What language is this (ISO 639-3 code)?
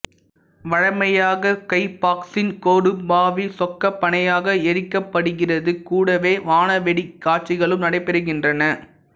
tam